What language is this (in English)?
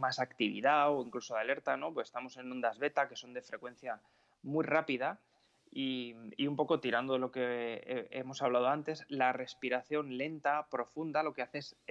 Spanish